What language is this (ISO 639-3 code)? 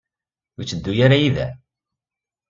kab